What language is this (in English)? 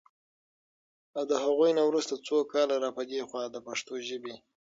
Pashto